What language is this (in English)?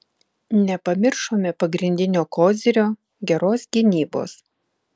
Lithuanian